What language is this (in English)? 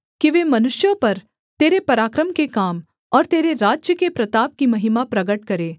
Hindi